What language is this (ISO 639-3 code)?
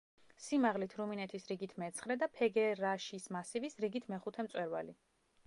kat